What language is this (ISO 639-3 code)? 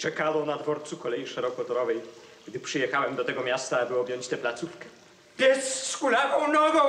pol